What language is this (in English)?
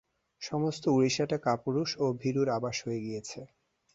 Bangla